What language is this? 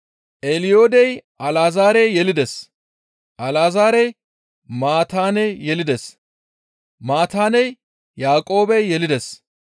Gamo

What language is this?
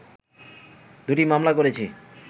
Bangla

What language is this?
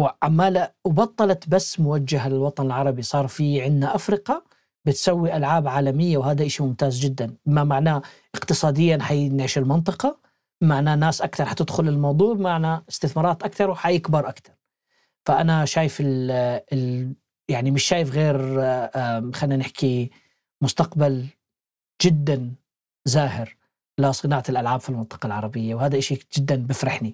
Arabic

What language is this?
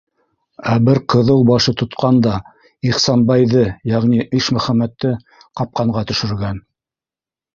Bashkir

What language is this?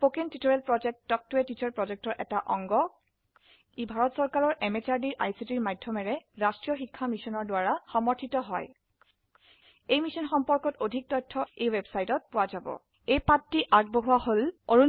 Assamese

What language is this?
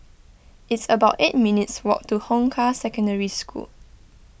English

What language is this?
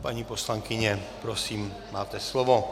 Czech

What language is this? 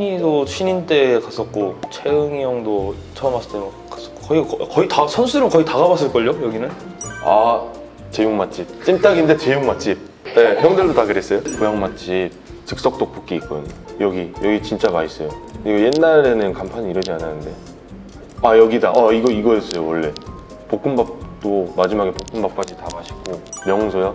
Korean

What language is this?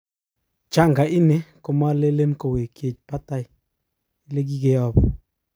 Kalenjin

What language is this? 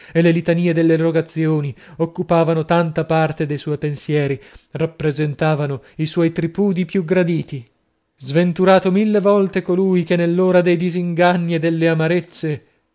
Italian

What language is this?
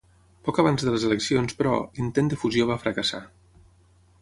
Catalan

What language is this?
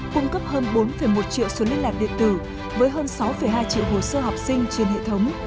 Vietnamese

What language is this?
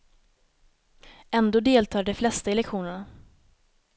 Swedish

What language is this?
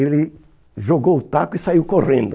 Portuguese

